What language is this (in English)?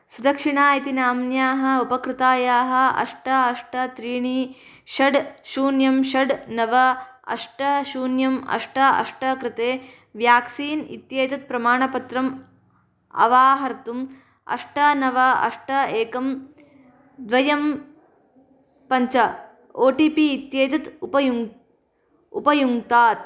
Sanskrit